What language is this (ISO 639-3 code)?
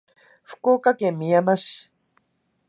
jpn